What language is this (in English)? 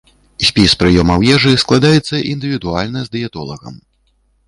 Belarusian